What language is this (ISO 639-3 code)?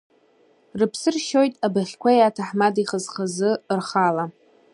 abk